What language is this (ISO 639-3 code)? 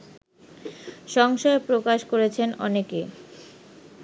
ben